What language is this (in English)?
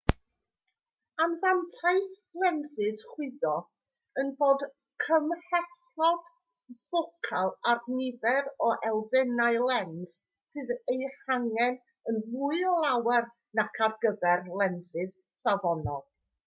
Welsh